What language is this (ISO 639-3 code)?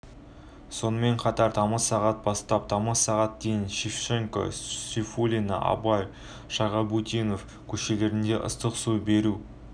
kaz